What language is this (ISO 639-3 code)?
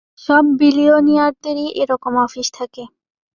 ben